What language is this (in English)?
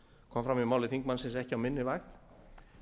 Icelandic